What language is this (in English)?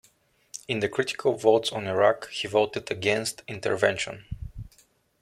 English